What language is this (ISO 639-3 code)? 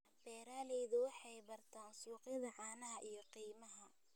som